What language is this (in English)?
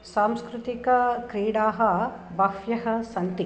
Sanskrit